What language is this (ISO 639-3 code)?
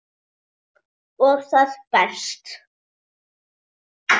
isl